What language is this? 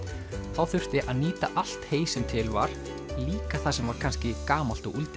Icelandic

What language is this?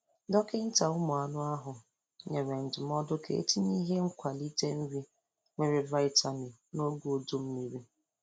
Igbo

